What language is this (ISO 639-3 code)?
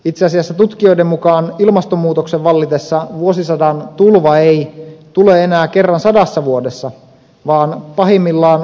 fin